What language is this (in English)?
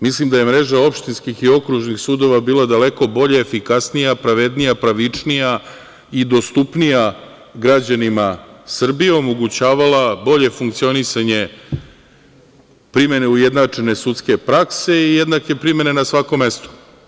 Serbian